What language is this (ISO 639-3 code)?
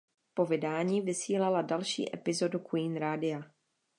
ces